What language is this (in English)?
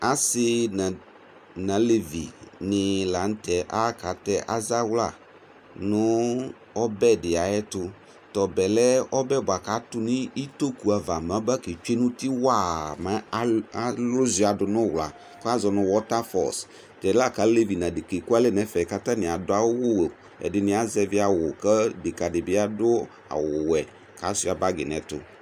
Ikposo